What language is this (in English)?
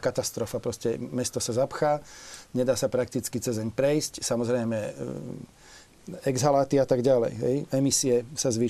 Slovak